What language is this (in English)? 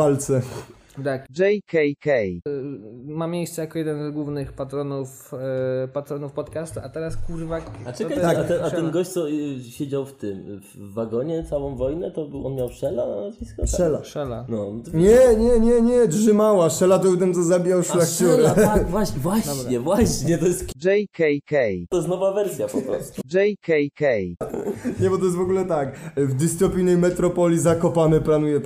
Polish